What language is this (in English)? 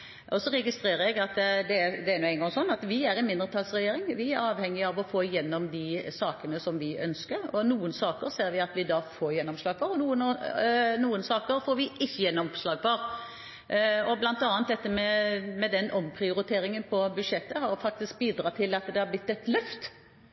Norwegian Bokmål